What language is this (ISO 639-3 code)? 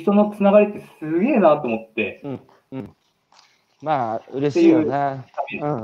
jpn